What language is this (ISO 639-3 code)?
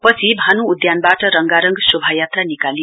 nep